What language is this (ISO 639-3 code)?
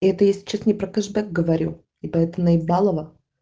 rus